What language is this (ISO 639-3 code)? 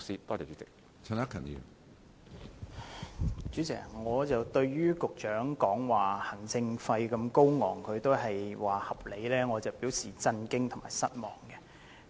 yue